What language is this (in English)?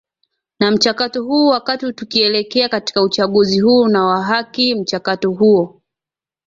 Swahili